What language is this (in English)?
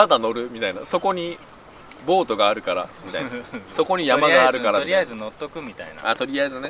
Japanese